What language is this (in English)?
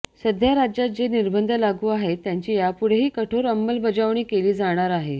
Marathi